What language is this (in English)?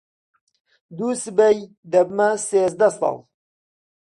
Central Kurdish